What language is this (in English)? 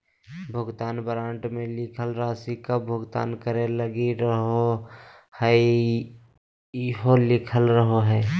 Magahi